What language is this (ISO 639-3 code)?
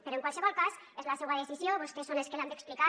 cat